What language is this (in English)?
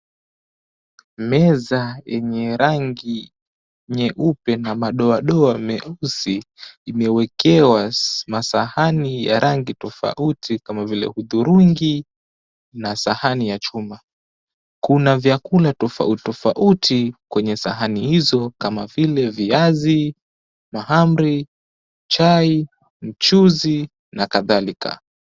Swahili